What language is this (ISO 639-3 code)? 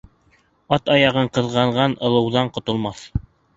bak